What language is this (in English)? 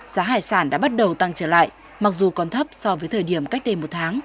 Vietnamese